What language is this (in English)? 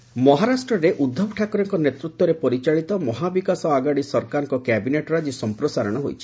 Odia